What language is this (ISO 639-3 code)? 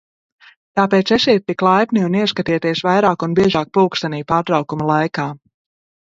lav